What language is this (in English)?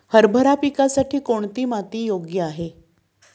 Marathi